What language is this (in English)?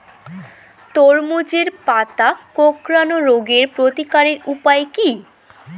Bangla